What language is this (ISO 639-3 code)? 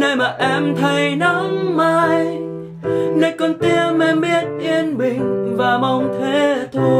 vie